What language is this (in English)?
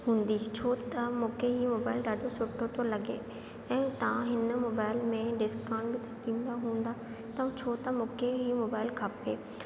Sindhi